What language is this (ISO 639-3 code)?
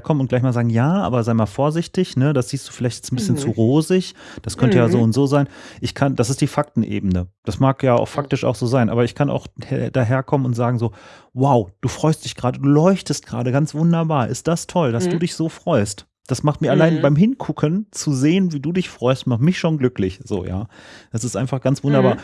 deu